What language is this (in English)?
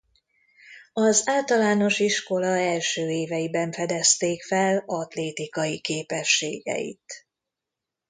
Hungarian